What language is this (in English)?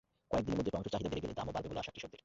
Bangla